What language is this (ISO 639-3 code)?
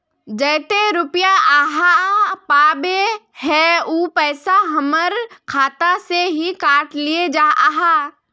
mag